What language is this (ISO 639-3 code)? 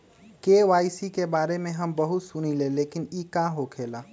mag